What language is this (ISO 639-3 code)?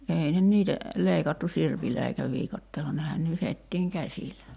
fin